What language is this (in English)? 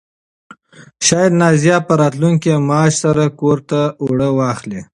Pashto